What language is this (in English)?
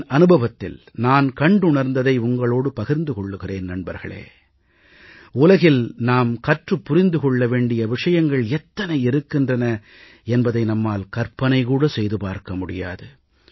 Tamil